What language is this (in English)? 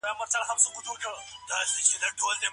Pashto